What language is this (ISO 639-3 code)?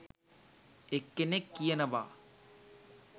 sin